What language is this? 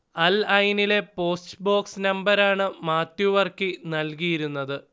Malayalam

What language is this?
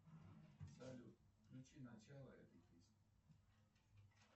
Russian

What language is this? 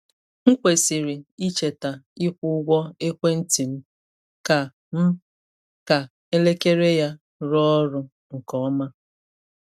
Igbo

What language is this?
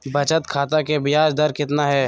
Magahi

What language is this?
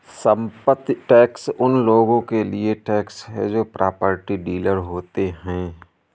Hindi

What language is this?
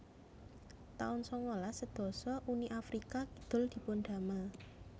Javanese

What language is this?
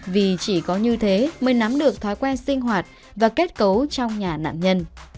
Vietnamese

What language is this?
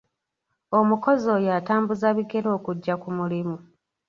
Ganda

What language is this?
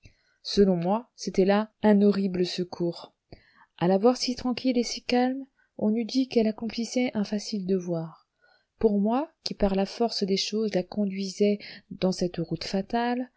French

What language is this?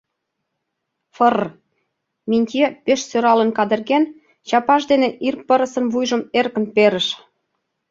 Mari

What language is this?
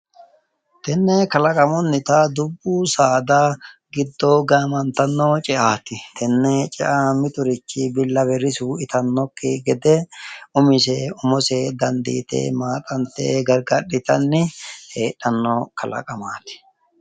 Sidamo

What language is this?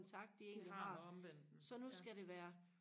Danish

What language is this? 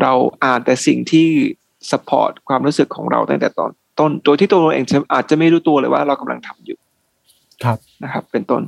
Thai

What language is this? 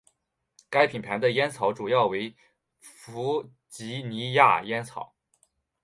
Chinese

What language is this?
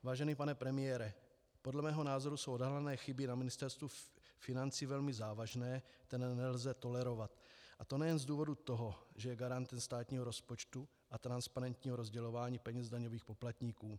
Czech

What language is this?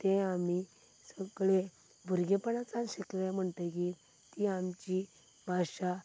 Konkani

